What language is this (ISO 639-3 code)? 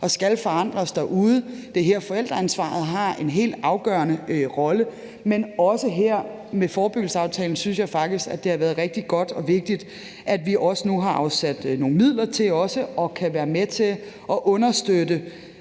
dan